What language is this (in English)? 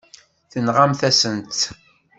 Kabyle